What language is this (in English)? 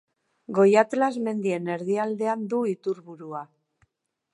Basque